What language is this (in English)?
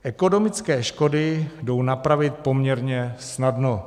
Czech